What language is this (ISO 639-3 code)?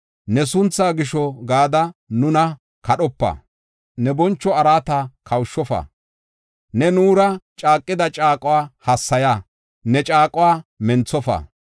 gof